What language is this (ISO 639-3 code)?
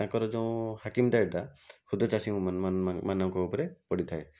ori